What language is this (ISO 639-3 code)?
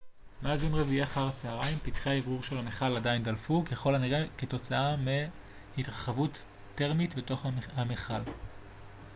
heb